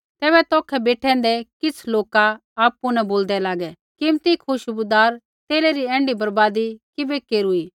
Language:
Kullu Pahari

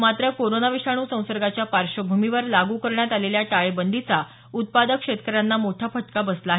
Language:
Marathi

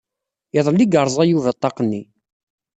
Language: Kabyle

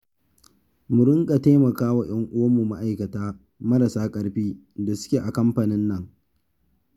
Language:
Hausa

